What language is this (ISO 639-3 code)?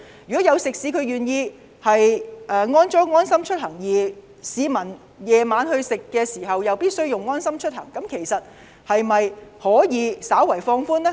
yue